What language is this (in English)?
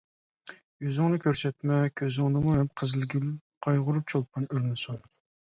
Uyghur